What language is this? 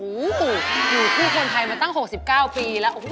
Thai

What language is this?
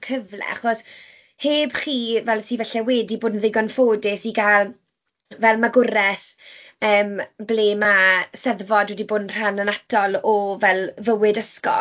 Welsh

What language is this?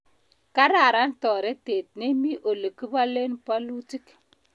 Kalenjin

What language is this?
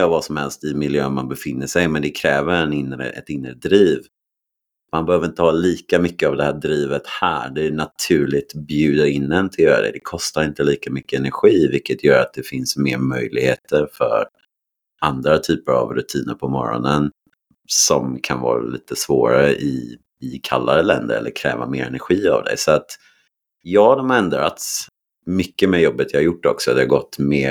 Swedish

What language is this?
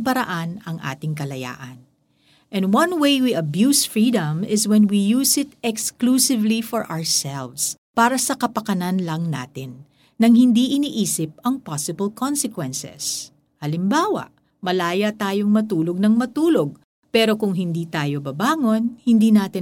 Filipino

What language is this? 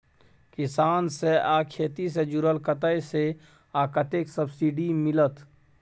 Maithili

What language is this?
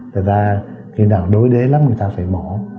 Vietnamese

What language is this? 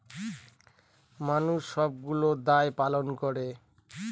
Bangla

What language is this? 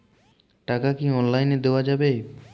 Bangla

